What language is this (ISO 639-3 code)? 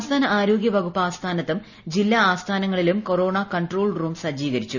mal